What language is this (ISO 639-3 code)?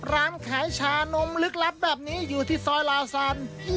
tha